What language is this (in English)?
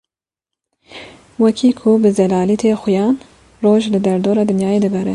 Kurdish